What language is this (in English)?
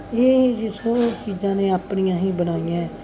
Punjabi